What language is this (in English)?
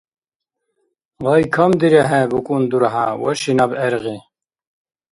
Dargwa